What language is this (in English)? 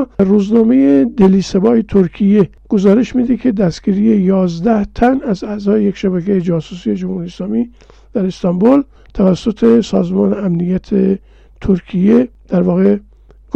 Persian